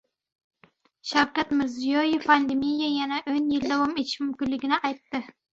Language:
Uzbek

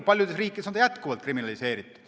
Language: Estonian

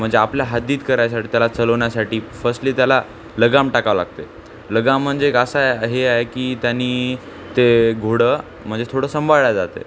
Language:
Marathi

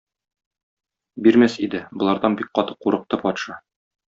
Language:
Tatar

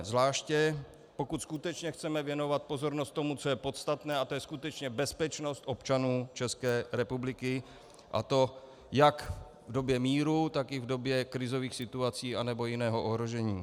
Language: Czech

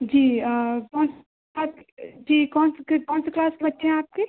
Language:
Hindi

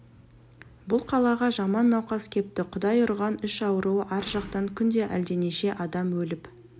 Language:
Kazakh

